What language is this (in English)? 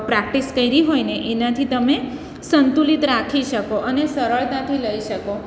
Gujarati